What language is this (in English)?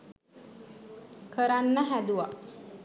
Sinhala